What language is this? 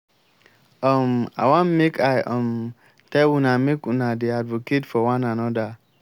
Nigerian Pidgin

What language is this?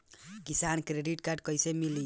Bhojpuri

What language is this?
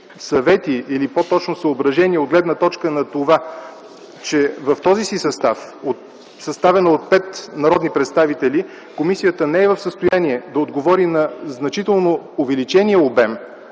Bulgarian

